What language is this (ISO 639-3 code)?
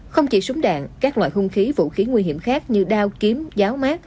vie